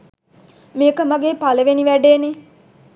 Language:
Sinhala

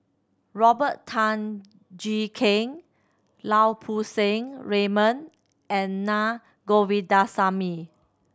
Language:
English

